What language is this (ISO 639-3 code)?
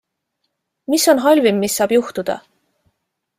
est